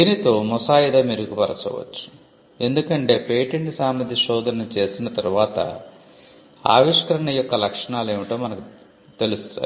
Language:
Telugu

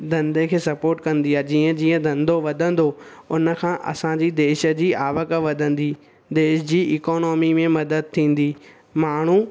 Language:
Sindhi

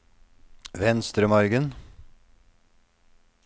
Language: Norwegian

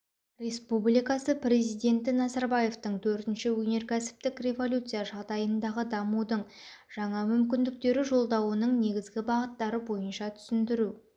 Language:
Kazakh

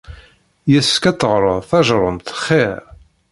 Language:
Kabyle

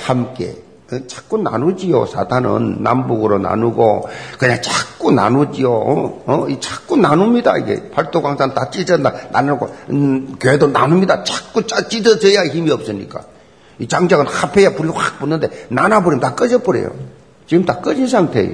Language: Korean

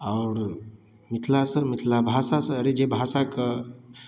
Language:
Maithili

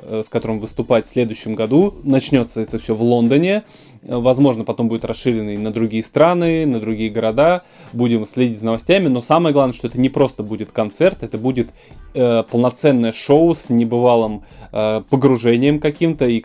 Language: Russian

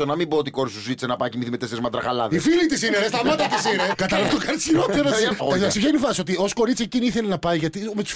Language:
Greek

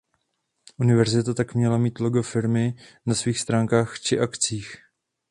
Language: Czech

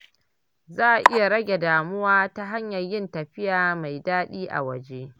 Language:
Hausa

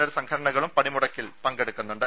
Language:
Malayalam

